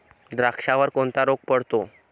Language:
Marathi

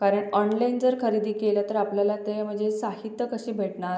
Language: Marathi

